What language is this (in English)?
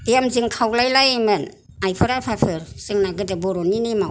Bodo